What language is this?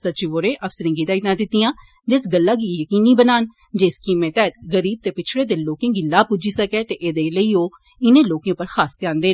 Dogri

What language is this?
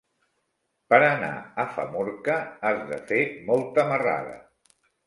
Catalan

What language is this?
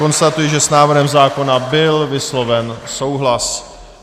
Czech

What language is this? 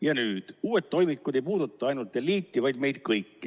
Estonian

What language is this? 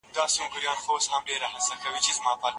Pashto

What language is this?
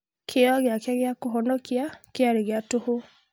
Kikuyu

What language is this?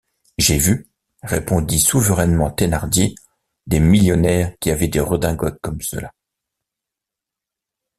French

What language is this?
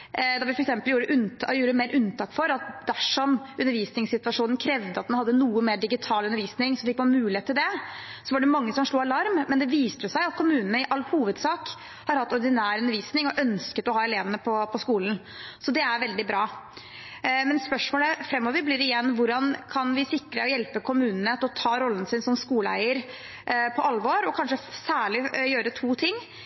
Norwegian Bokmål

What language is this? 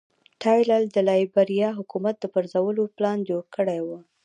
Pashto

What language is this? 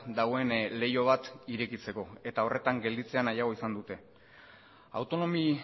Basque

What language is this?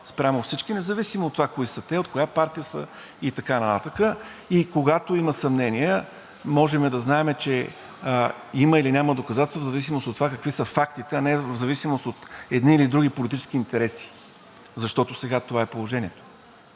Bulgarian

